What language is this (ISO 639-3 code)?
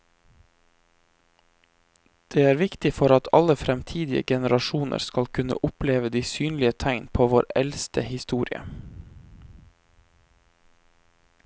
nor